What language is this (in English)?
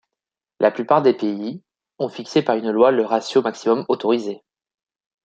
French